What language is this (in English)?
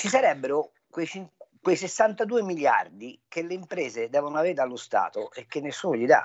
Italian